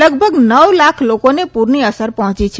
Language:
Gujarati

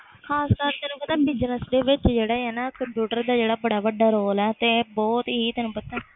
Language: Punjabi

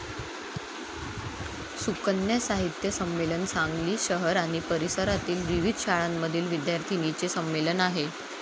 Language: Marathi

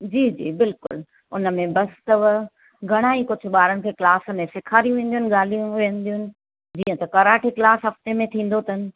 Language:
Sindhi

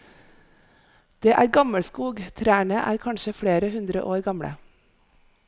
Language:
Norwegian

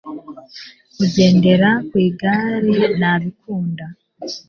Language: Kinyarwanda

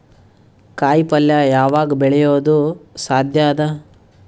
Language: Kannada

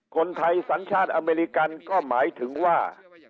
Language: Thai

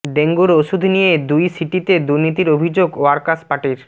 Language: Bangla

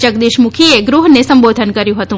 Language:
Gujarati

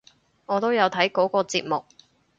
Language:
Cantonese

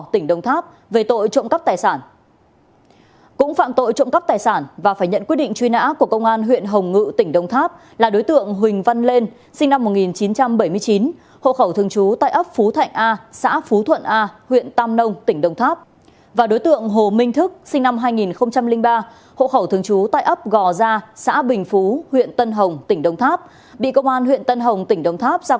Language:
Vietnamese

